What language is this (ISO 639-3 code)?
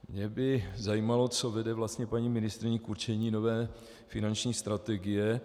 ces